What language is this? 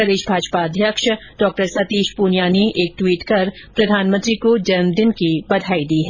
Hindi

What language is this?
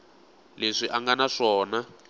Tsonga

